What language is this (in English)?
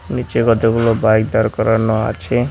Bangla